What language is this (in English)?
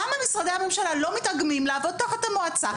Hebrew